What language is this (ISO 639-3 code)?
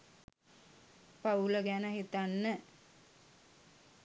sin